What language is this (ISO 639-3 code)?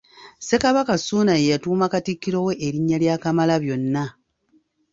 lug